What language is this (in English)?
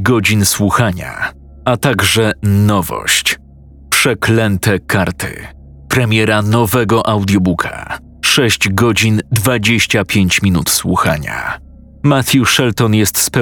Polish